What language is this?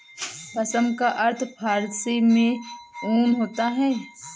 Hindi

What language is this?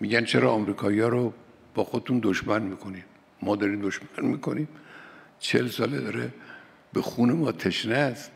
Persian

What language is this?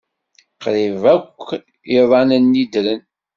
Kabyle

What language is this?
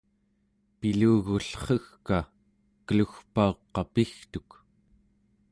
Central Yupik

